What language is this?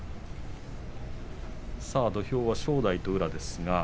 Japanese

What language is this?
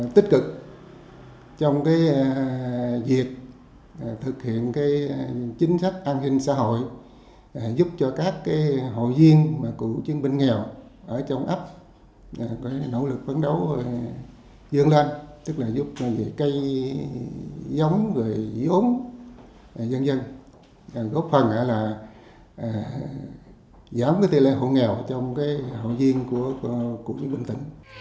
Vietnamese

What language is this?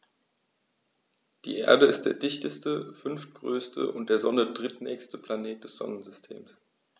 German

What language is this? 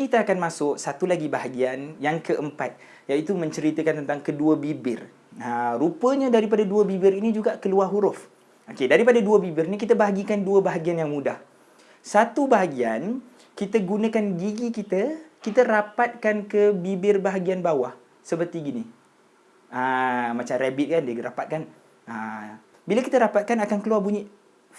Malay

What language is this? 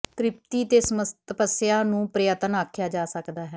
Punjabi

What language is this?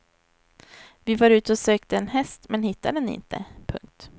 Swedish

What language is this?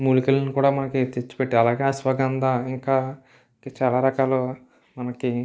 Telugu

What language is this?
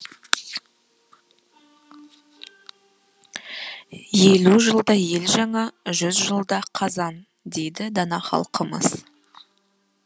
Kazakh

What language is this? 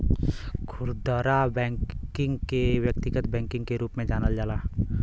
Bhojpuri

